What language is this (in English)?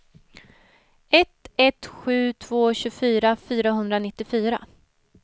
Swedish